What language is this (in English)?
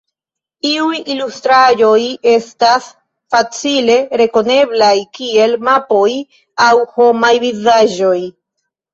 Esperanto